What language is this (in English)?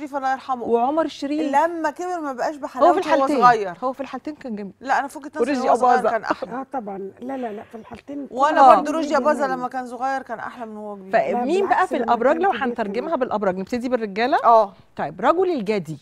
Arabic